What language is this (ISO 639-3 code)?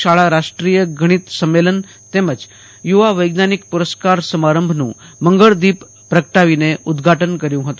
guj